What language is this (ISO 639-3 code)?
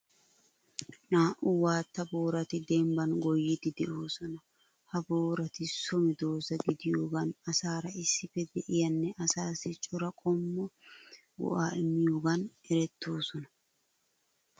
wal